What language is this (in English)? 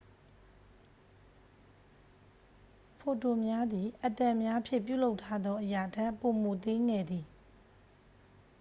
Burmese